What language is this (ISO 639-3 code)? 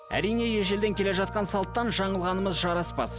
kaz